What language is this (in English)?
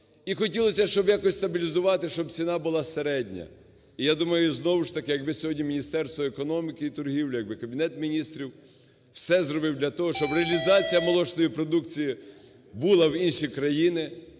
Ukrainian